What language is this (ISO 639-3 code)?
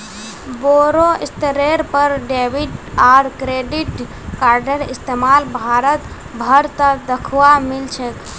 mag